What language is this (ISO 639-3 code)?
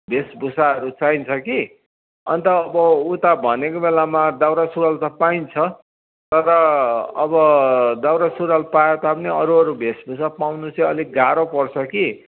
nep